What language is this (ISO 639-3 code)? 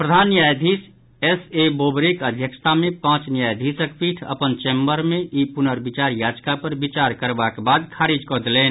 mai